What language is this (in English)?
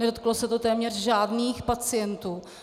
Czech